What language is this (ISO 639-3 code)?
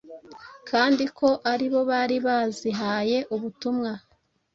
kin